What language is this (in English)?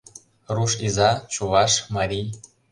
Mari